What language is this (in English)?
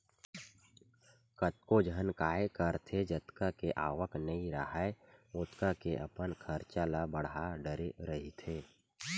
Chhattisgarhi